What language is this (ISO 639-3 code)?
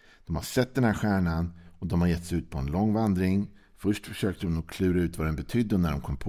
swe